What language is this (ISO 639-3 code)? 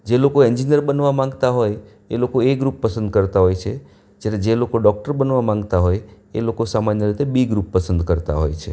guj